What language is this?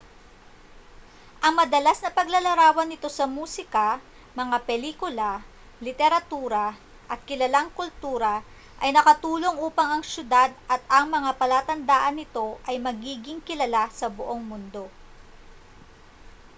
Filipino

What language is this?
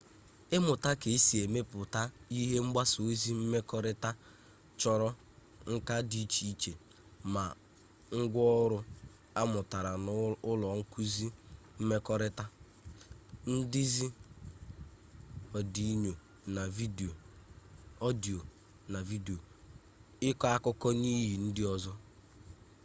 Igbo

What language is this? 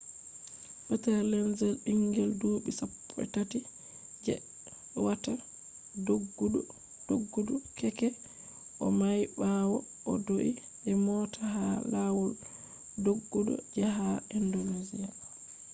Fula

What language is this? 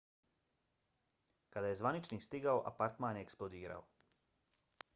Bosnian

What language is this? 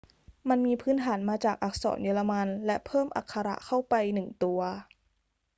Thai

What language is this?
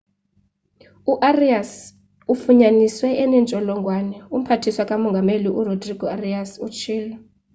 Xhosa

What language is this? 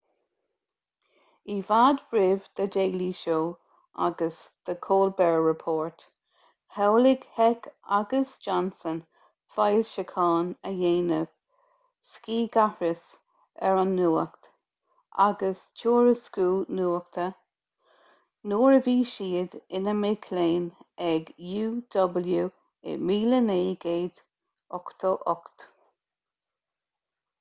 Irish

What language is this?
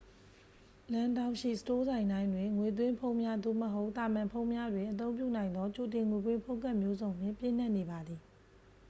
Burmese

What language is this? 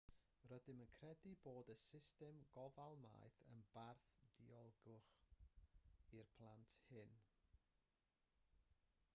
Welsh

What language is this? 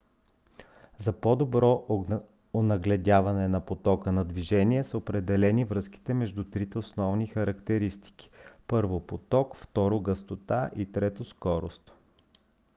Bulgarian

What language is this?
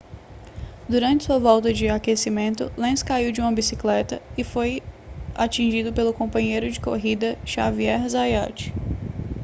Portuguese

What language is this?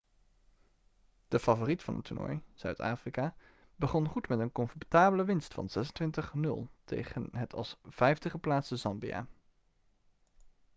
Dutch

